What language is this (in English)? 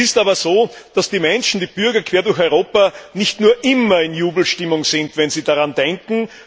German